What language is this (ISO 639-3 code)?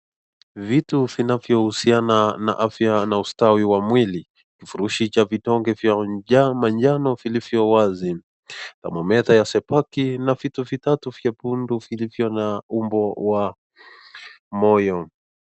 swa